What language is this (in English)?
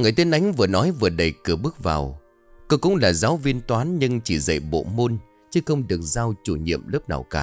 Vietnamese